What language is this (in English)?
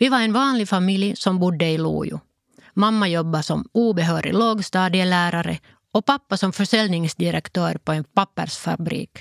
Swedish